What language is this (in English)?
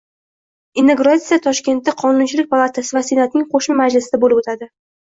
Uzbek